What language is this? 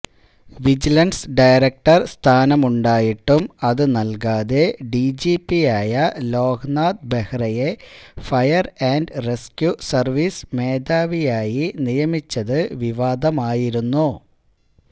Malayalam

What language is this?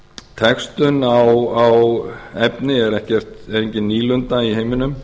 Icelandic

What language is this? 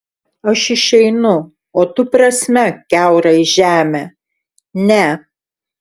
Lithuanian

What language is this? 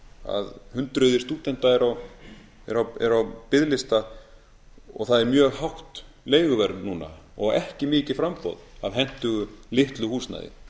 Icelandic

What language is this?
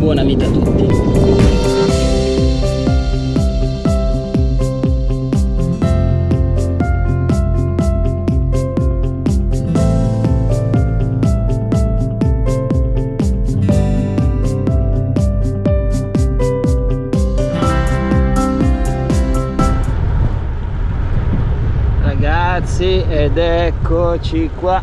Italian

